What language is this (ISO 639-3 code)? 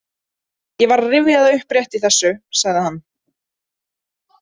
isl